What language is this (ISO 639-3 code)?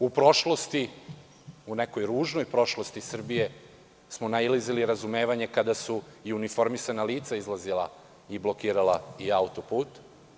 srp